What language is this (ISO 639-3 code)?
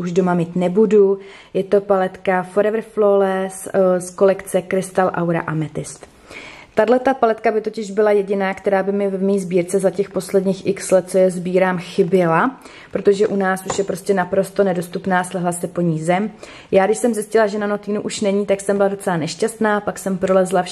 ces